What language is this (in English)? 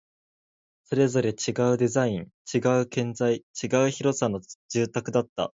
Japanese